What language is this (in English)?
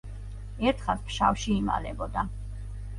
Georgian